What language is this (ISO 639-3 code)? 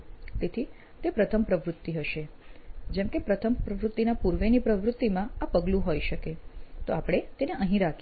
guj